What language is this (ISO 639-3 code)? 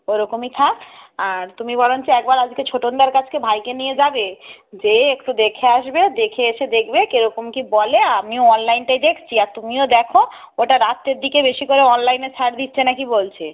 ben